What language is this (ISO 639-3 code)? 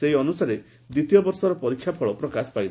ori